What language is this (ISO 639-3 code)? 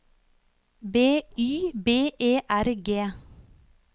nor